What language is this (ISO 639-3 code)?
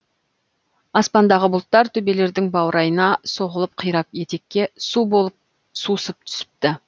kaz